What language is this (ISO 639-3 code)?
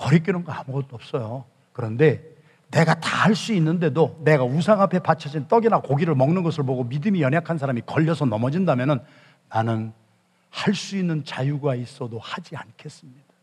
kor